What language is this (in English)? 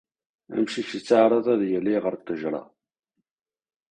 Kabyle